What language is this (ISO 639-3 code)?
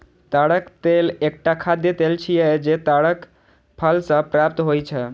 mai